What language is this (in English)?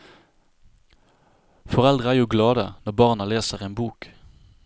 Norwegian